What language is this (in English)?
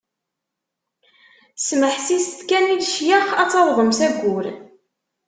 Kabyle